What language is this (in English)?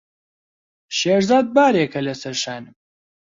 Central Kurdish